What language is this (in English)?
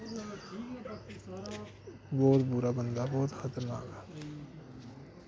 Dogri